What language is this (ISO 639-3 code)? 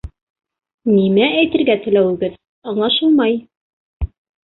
bak